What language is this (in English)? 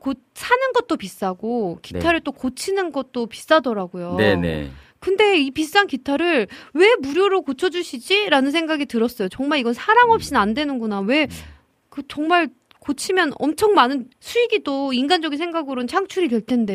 Korean